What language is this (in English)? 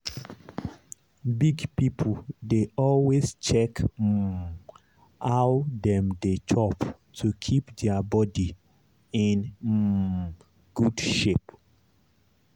Nigerian Pidgin